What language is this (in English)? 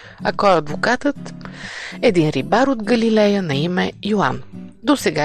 Bulgarian